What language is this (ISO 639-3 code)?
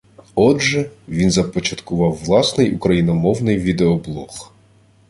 ukr